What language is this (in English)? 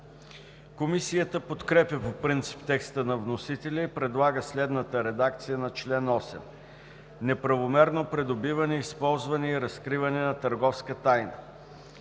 Bulgarian